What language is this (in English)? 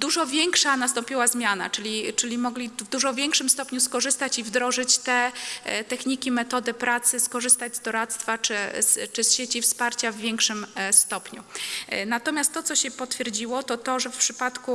Polish